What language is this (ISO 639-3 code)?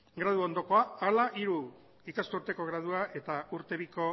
eus